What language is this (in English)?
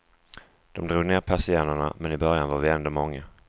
Swedish